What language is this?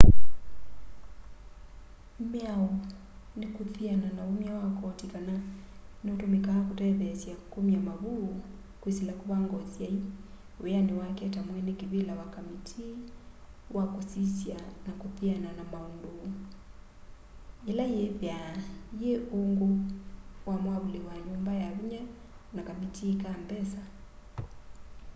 Kamba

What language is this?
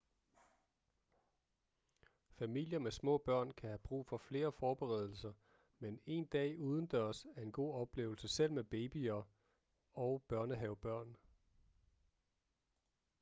Danish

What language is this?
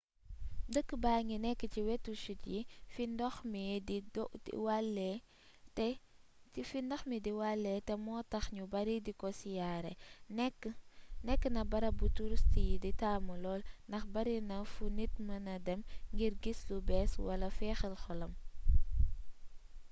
Wolof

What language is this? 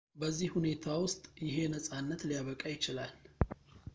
Amharic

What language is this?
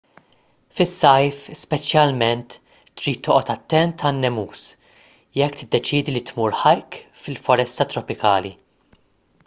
Maltese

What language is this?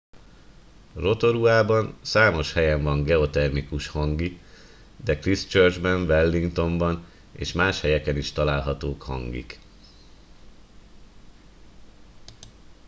Hungarian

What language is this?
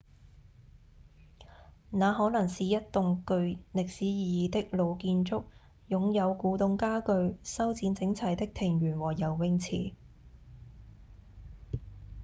Cantonese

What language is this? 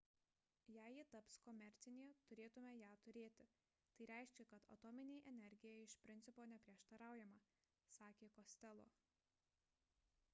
Lithuanian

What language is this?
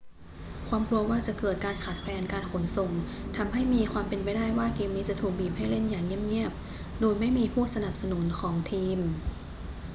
Thai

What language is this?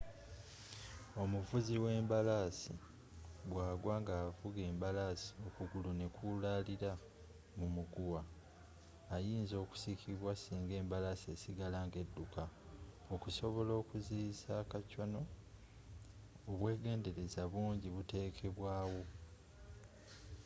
Ganda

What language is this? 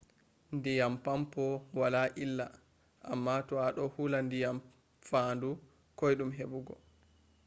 Fula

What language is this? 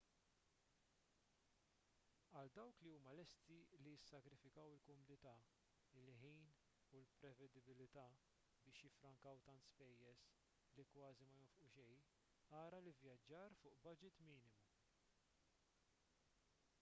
Maltese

